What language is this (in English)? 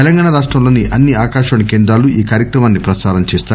Telugu